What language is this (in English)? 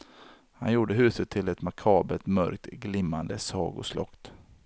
Swedish